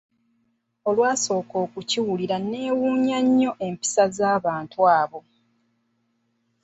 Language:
Ganda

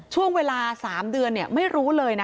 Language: Thai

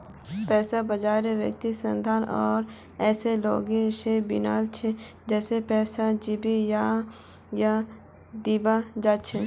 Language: Magahi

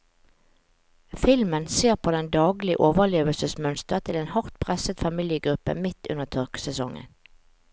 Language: Norwegian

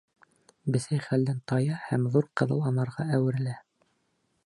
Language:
Bashkir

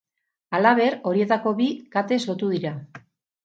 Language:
Basque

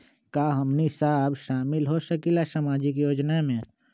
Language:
Magahi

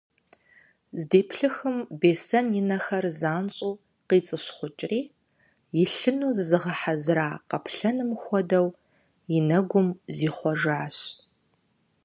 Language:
Kabardian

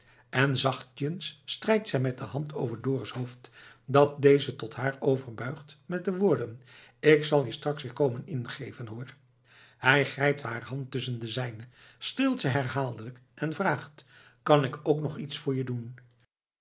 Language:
Dutch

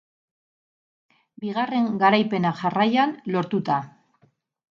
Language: Basque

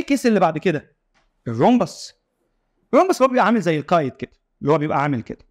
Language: Arabic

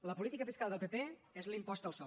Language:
Catalan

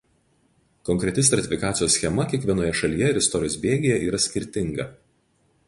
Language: Lithuanian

